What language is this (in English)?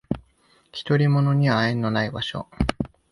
Japanese